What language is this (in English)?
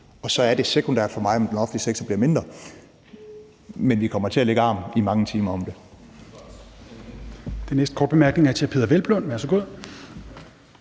Danish